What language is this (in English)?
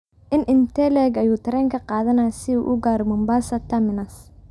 Somali